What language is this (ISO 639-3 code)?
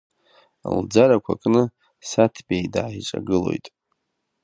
abk